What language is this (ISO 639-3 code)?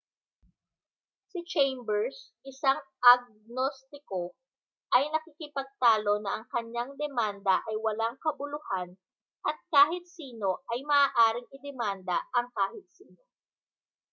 fil